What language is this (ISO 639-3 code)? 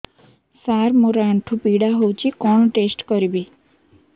ori